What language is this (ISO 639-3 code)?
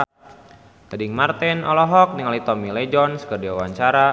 sun